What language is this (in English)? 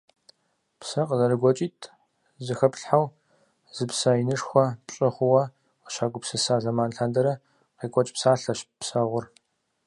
Kabardian